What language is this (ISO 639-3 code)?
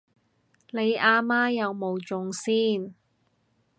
yue